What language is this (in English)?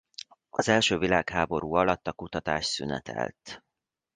Hungarian